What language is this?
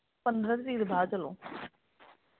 Dogri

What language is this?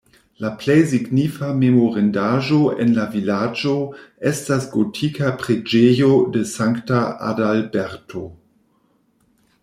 Esperanto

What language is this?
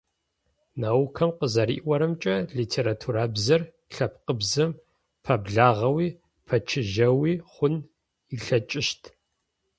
Adyghe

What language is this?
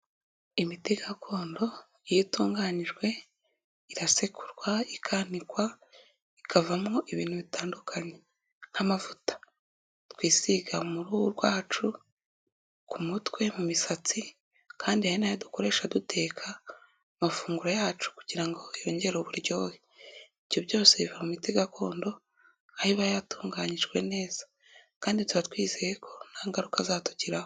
Kinyarwanda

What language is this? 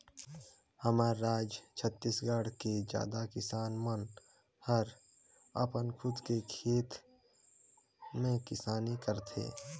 Chhattisgarhi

